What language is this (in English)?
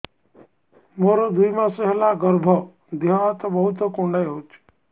Odia